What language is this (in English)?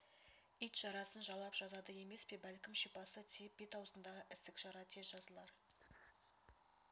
Kazakh